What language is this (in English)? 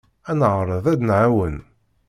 Kabyle